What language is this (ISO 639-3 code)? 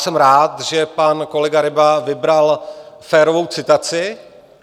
ces